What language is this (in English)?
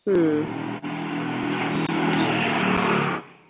Malayalam